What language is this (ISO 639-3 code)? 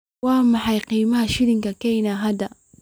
som